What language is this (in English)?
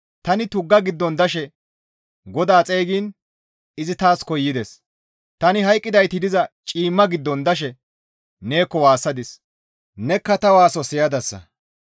Gamo